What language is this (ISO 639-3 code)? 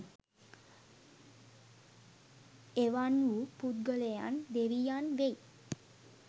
sin